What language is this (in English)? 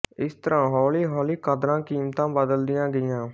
Punjabi